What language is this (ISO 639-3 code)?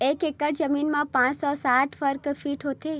hne